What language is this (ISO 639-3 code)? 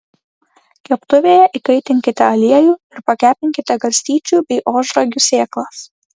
lit